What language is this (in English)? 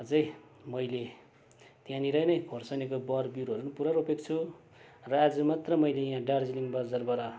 Nepali